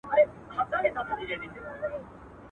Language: Pashto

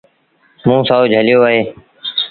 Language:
Sindhi Bhil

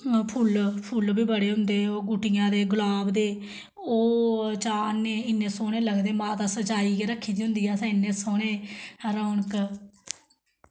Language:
Dogri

